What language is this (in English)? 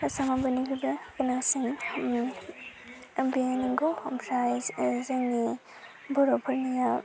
Bodo